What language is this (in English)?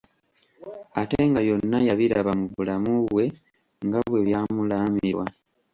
Ganda